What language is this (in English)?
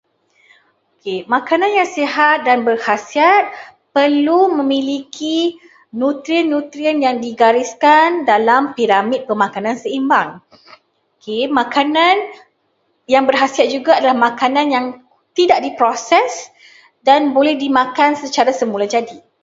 Malay